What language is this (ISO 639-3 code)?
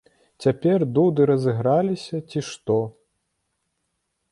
bel